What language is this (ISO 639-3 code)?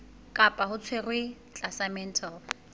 sot